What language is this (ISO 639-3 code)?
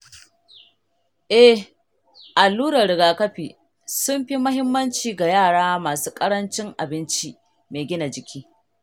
hau